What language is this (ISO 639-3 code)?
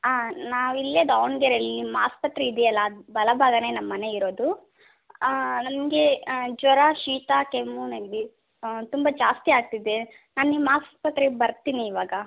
kan